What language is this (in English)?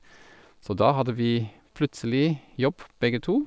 Norwegian